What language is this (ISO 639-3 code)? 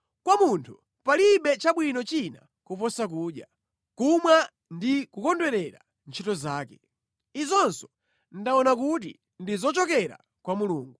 nya